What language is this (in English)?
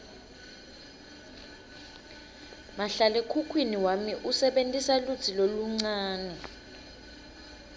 Swati